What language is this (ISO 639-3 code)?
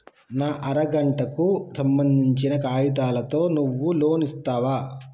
tel